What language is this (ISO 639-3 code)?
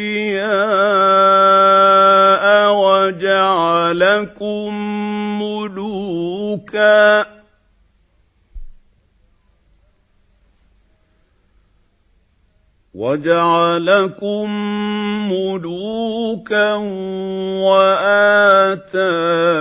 ara